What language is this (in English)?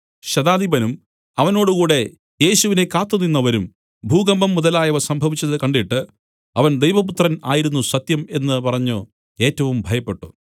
Malayalam